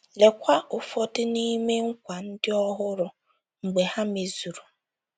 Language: Igbo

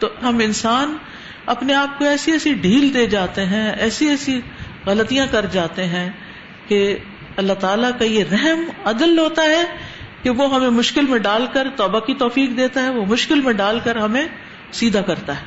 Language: Urdu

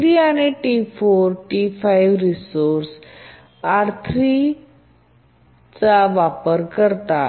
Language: Marathi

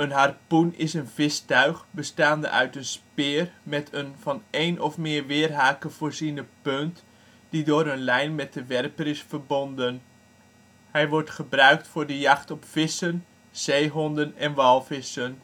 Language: Dutch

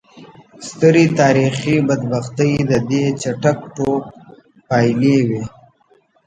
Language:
Pashto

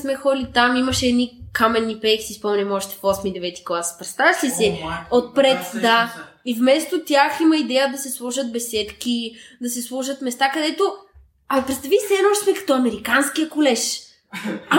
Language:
Bulgarian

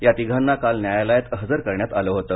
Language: Marathi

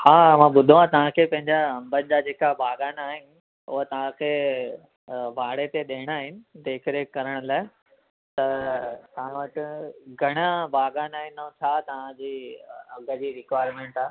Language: Sindhi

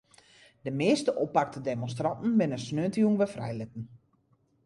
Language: Western Frisian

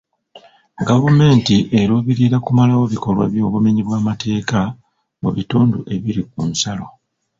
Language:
Ganda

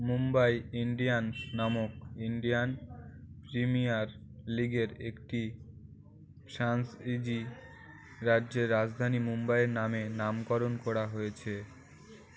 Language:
Bangla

